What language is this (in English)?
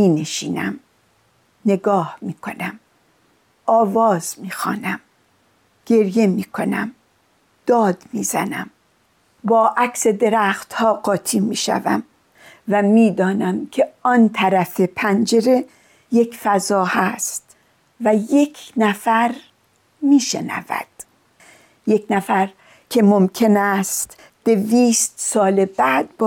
Persian